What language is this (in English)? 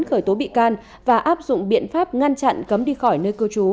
Vietnamese